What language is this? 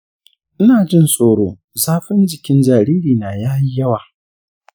Hausa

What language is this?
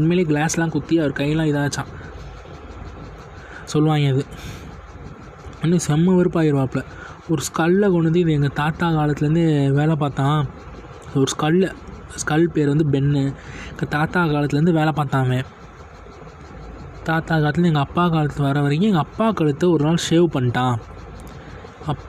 Tamil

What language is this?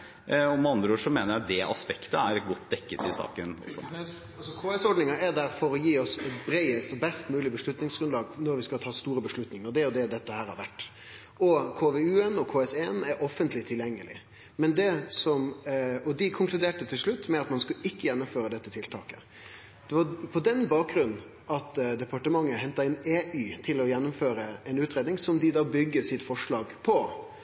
Norwegian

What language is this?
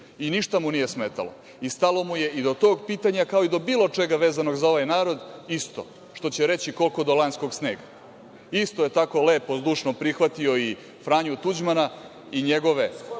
Serbian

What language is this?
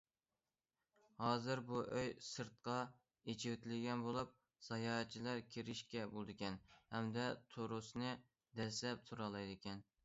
Uyghur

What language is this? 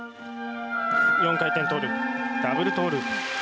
Japanese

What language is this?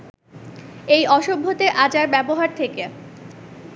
Bangla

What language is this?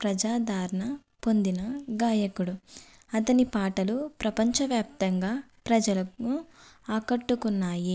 Telugu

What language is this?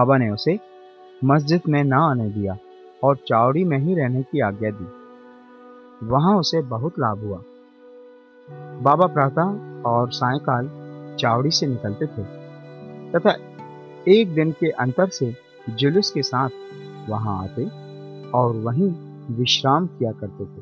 Hindi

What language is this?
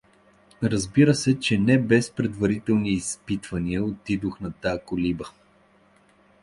Bulgarian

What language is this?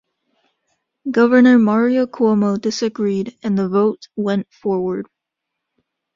English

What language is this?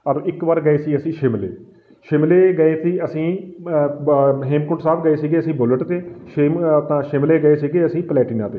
Punjabi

